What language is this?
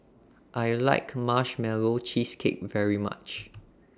English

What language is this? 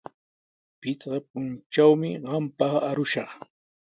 Sihuas Ancash Quechua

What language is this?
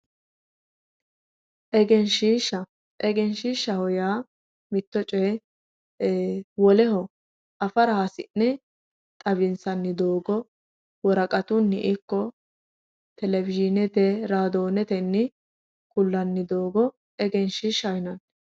Sidamo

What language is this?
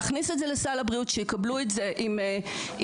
Hebrew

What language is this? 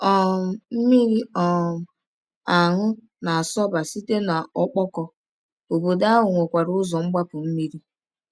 Igbo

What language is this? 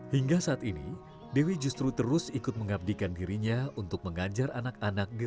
Indonesian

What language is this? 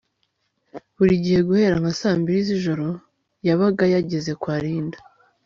Kinyarwanda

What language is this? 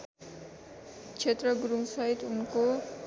Nepali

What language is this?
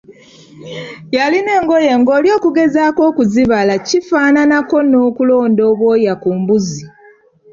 Ganda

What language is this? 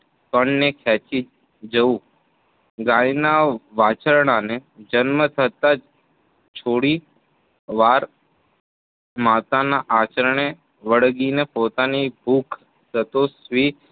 Gujarati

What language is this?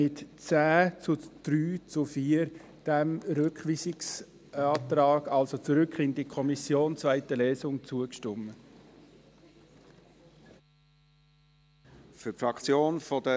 Swiss German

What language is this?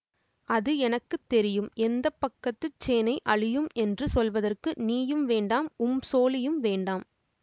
Tamil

